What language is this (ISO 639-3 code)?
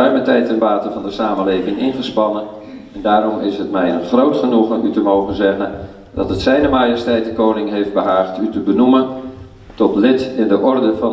nld